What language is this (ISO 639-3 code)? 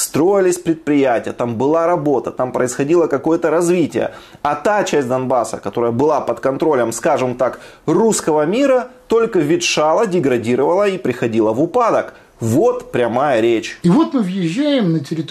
rus